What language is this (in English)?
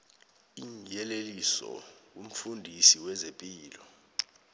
South Ndebele